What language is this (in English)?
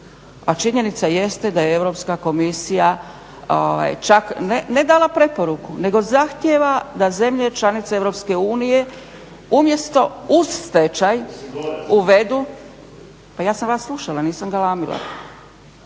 Croatian